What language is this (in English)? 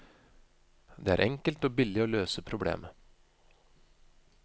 Norwegian